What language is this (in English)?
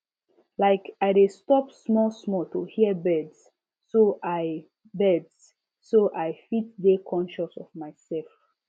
Nigerian Pidgin